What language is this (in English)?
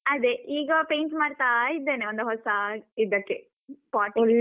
Kannada